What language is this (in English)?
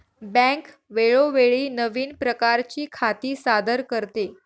Marathi